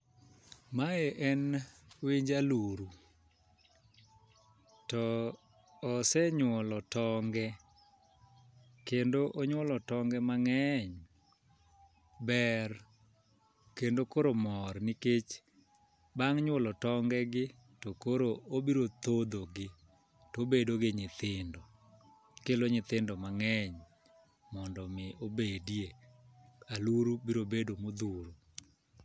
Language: Luo (Kenya and Tanzania)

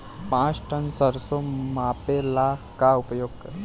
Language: Bhojpuri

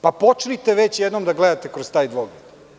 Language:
Serbian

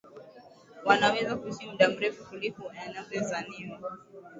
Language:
Swahili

